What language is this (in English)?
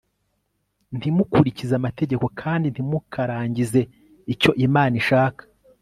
Kinyarwanda